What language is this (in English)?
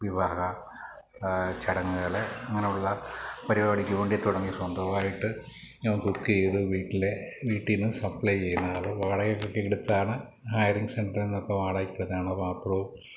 Malayalam